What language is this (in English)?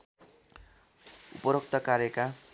Nepali